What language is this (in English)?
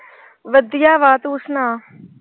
Punjabi